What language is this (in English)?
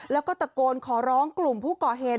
Thai